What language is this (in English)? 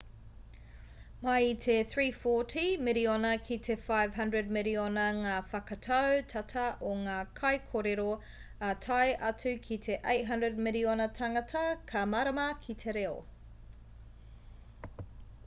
Māori